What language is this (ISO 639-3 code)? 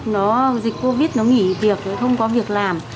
vie